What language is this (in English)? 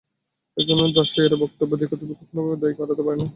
Bangla